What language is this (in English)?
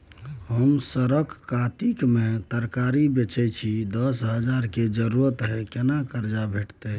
Maithili